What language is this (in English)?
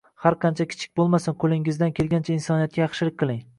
Uzbek